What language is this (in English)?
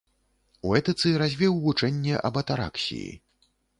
Belarusian